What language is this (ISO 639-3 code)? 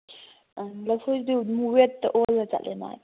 mni